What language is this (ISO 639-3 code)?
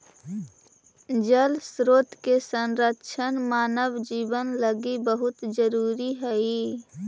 mag